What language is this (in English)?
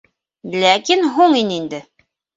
Bashkir